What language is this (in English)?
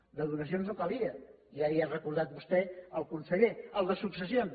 Catalan